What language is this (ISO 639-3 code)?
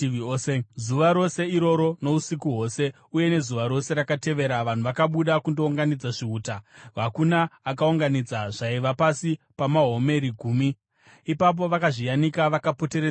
sna